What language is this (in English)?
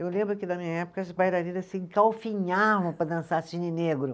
Portuguese